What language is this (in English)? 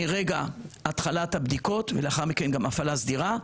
Hebrew